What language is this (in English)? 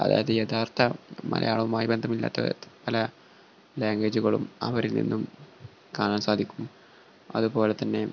Malayalam